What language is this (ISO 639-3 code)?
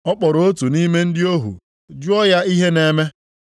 ibo